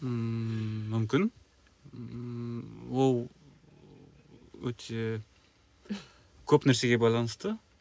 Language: Kazakh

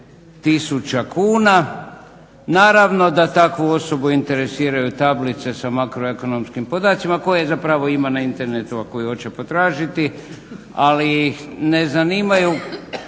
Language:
Croatian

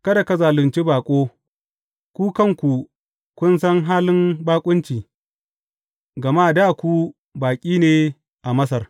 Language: Hausa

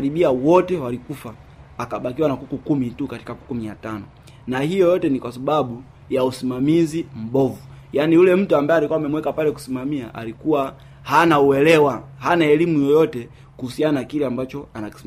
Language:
Swahili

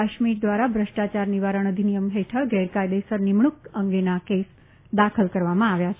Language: Gujarati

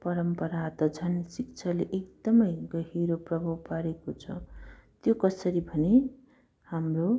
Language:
Nepali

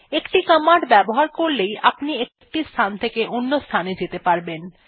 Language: Bangla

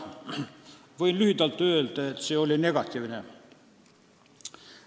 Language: Estonian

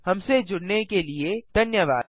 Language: Hindi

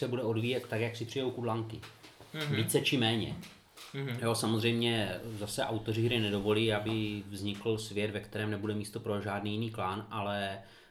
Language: Czech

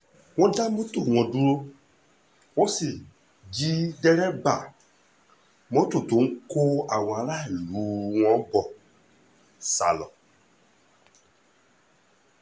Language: Yoruba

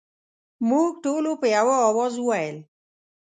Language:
Pashto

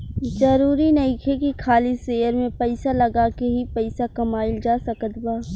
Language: Bhojpuri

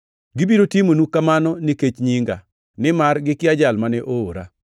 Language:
Luo (Kenya and Tanzania)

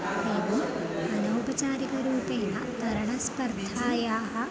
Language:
Sanskrit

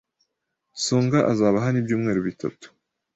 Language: Kinyarwanda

